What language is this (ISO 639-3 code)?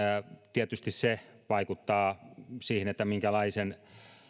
fin